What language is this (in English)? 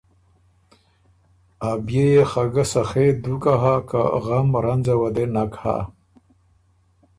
Ormuri